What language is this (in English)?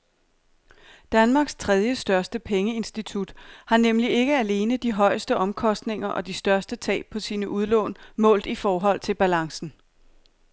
Danish